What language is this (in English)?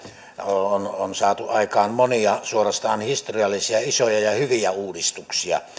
Finnish